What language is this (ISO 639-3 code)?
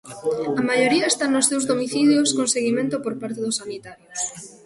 glg